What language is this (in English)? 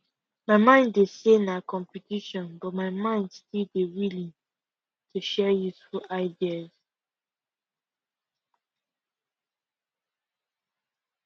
Nigerian Pidgin